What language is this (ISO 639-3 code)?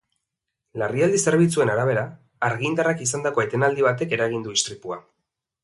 eus